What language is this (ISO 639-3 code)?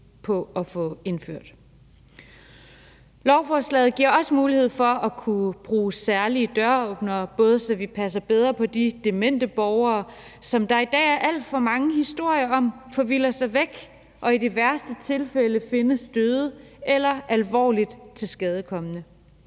dan